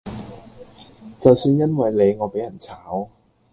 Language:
Cantonese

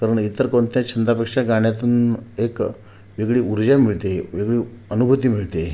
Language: Marathi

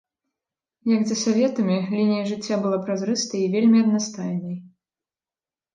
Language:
Belarusian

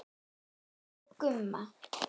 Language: Icelandic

